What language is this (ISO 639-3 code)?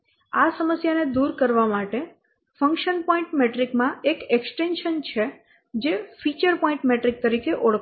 guj